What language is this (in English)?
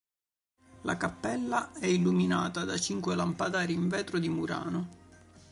Italian